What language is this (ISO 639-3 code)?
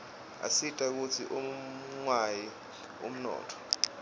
ssw